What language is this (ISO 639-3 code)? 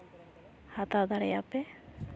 sat